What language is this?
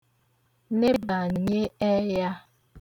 Igbo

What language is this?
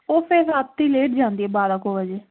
Punjabi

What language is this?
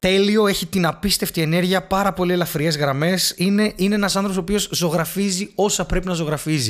Greek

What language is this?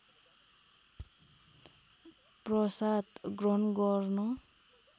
Nepali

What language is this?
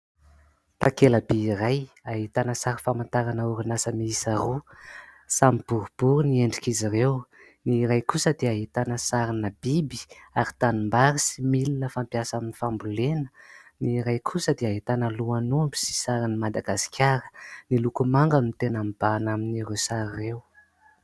Malagasy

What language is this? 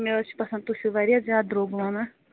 Kashmiri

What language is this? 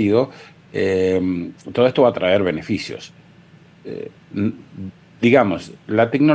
Spanish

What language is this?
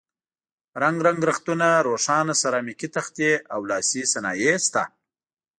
Pashto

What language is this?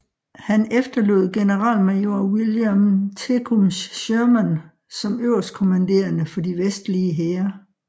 Danish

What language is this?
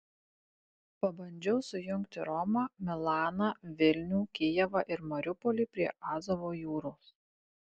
Lithuanian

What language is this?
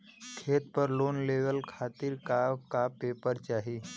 Bhojpuri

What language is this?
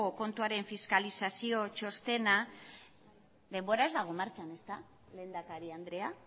Basque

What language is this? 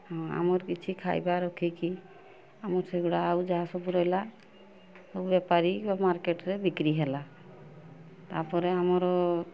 Odia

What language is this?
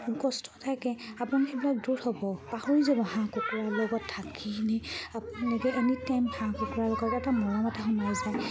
Assamese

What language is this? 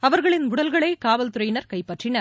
Tamil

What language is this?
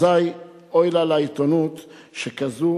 Hebrew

